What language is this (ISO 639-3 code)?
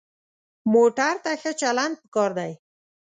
pus